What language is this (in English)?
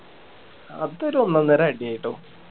Malayalam